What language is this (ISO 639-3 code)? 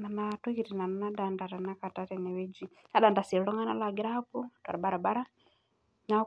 mas